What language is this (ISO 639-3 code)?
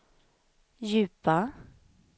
swe